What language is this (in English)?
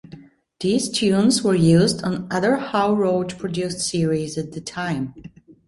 English